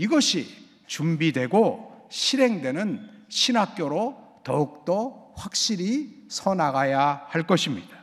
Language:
Korean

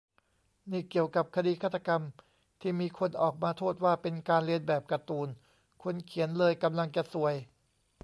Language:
Thai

